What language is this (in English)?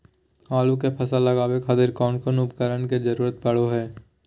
Magahi